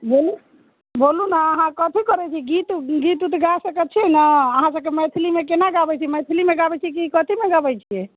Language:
Maithili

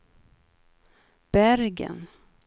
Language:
Swedish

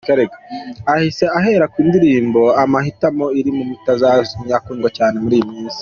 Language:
Kinyarwanda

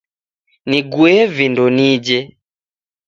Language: Taita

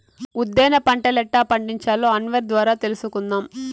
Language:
Telugu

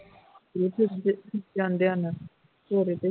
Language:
Punjabi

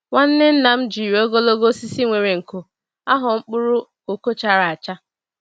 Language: Igbo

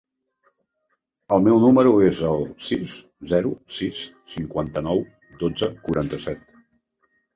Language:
Catalan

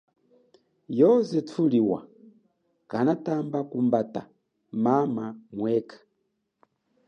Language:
Chokwe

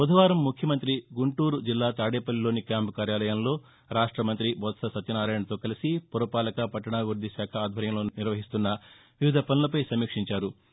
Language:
Telugu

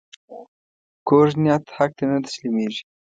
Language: Pashto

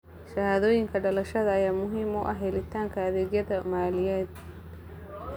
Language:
Somali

